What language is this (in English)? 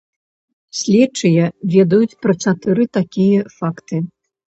Belarusian